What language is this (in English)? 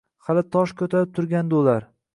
Uzbek